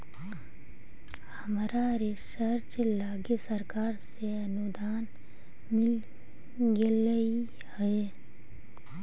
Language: Magahi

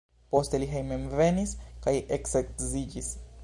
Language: Esperanto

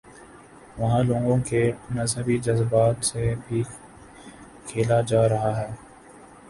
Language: Urdu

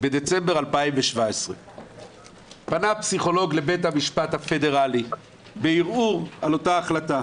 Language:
Hebrew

